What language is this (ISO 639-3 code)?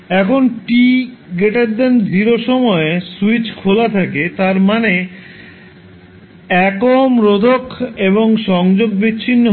ben